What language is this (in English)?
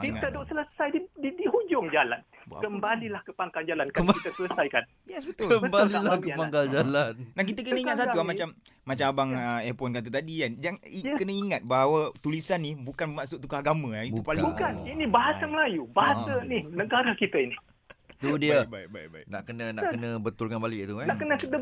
Malay